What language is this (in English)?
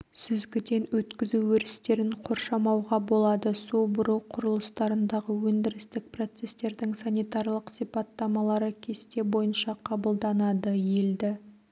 Kazakh